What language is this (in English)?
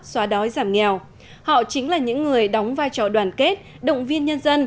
Vietnamese